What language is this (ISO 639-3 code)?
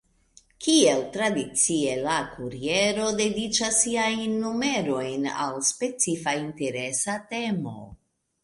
epo